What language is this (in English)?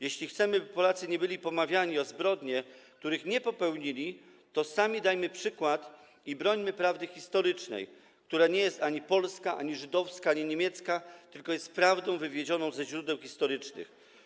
Polish